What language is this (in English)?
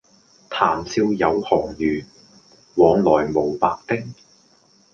Cantonese